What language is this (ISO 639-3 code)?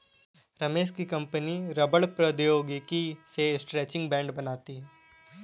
hin